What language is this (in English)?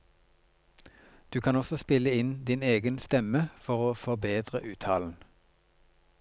Norwegian